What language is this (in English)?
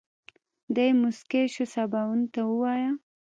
Pashto